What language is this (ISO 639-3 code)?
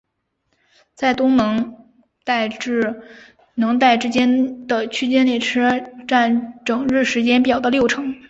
zho